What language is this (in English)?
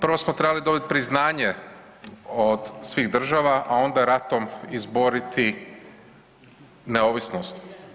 Croatian